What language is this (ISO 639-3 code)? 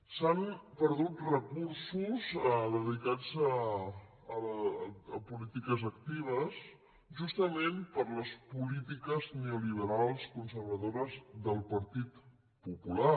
cat